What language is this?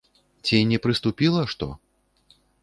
Belarusian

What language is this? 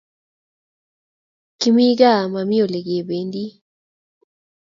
Kalenjin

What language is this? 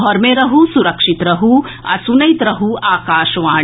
Maithili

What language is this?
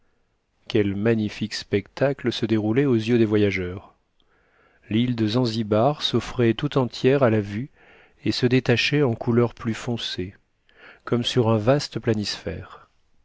French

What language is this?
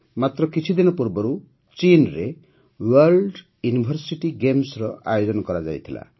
Odia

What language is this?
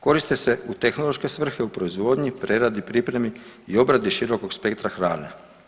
Croatian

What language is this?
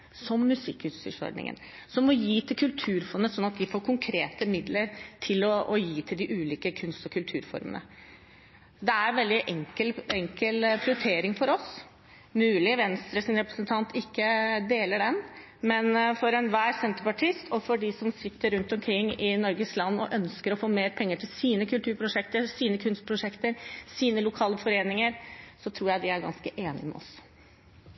Norwegian Bokmål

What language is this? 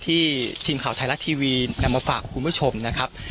Thai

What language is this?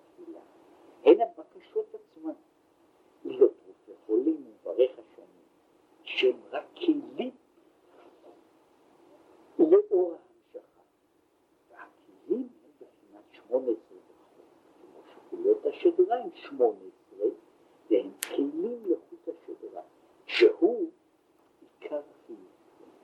Hebrew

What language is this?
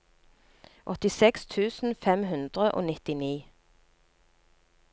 Norwegian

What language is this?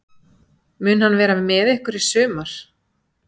Icelandic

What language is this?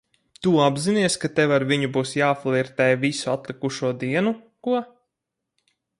Latvian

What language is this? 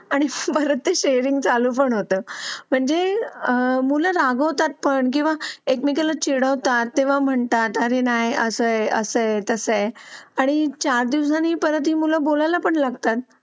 Marathi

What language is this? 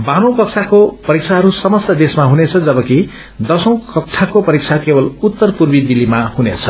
Nepali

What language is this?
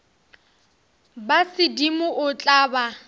Northern Sotho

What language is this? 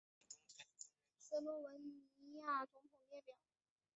Chinese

